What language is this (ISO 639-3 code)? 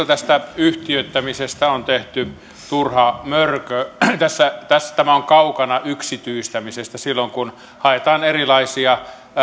fin